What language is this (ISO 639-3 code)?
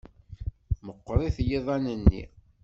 kab